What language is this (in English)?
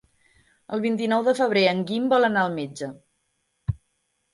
Catalan